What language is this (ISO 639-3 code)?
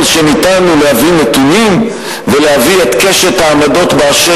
heb